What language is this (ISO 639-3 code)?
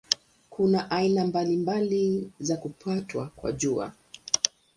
swa